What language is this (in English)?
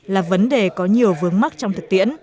Vietnamese